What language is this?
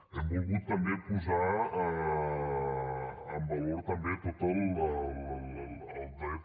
Catalan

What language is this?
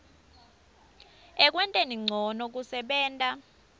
Swati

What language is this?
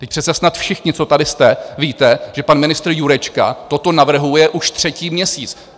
Czech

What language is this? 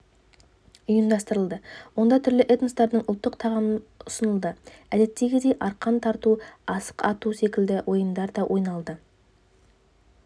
Kazakh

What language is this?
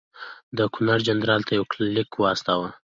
Pashto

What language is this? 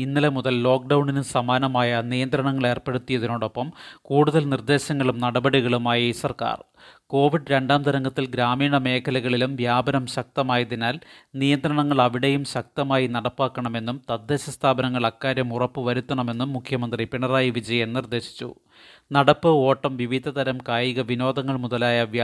Malayalam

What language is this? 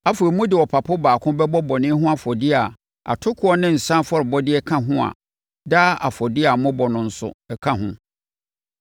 Akan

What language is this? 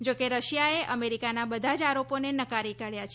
Gujarati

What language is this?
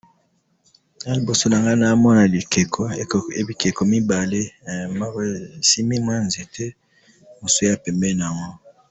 Lingala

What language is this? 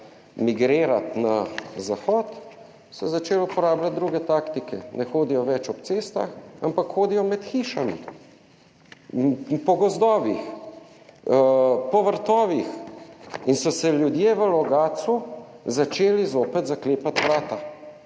Slovenian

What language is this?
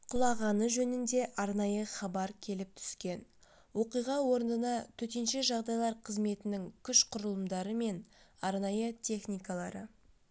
Kazakh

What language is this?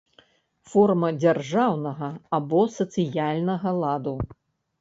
Belarusian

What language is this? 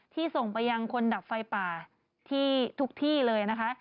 Thai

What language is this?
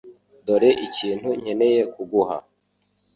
Kinyarwanda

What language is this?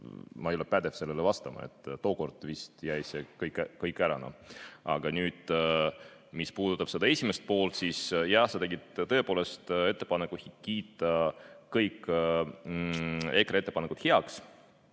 Estonian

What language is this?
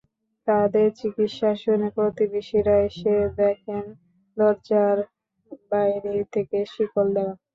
Bangla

